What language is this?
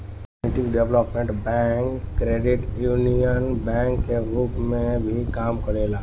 Bhojpuri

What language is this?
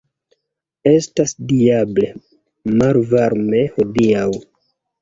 Esperanto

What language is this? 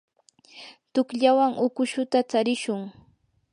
Yanahuanca Pasco Quechua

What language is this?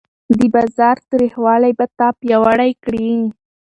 Pashto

